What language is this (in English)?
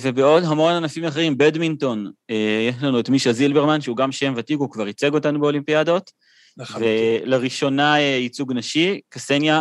Hebrew